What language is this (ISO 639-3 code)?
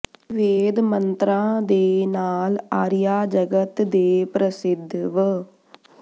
pan